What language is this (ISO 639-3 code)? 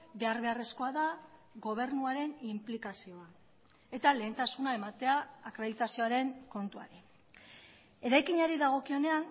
eus